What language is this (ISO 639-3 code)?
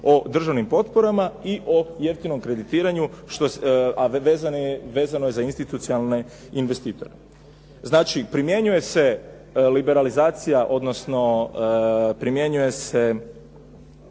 hrv